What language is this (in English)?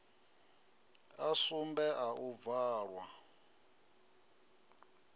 Venda